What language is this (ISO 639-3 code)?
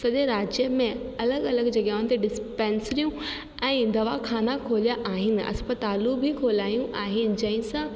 snd